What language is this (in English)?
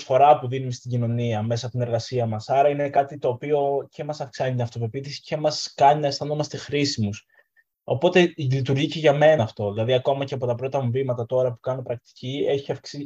Greek